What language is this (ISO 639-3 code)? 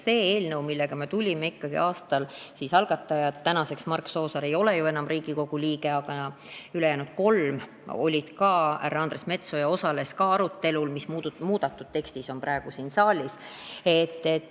est